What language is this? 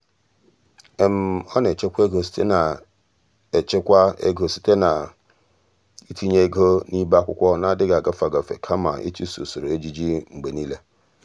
Igbo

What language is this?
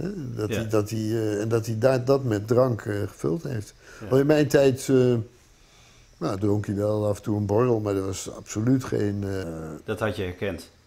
Dutch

